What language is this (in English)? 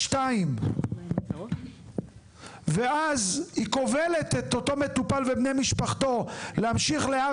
Hebrew